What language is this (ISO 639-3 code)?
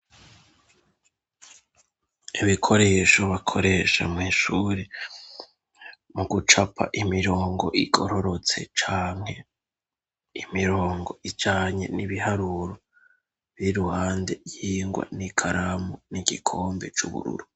run